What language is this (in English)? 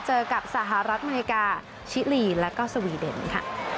Thai